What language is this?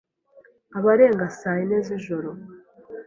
Kinyarwanda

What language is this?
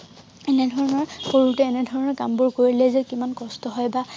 Assamese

